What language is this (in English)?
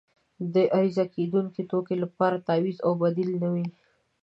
Pashto